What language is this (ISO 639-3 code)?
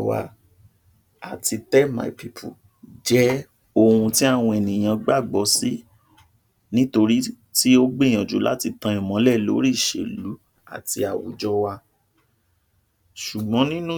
yor